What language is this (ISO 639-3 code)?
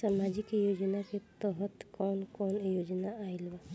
bho